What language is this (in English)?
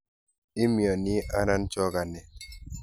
Kalenjin